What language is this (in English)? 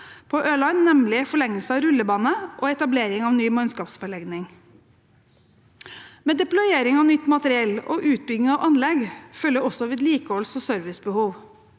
Norwegian